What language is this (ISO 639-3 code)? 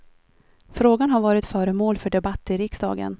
swe